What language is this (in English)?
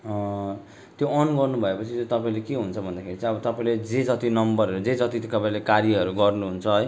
Nepali